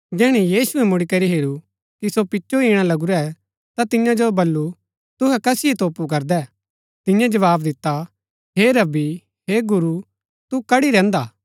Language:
Gaddi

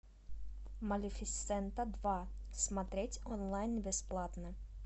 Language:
Russian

